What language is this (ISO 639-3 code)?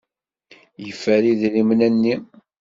kab